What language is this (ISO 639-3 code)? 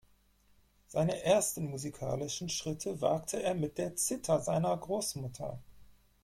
deu